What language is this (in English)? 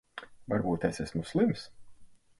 Latvian